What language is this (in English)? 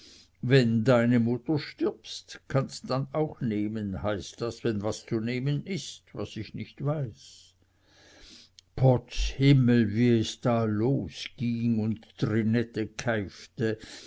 German